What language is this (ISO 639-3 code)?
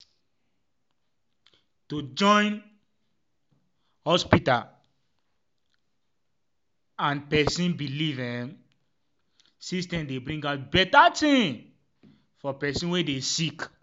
pcm